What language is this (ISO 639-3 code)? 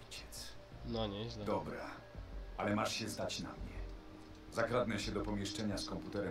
pol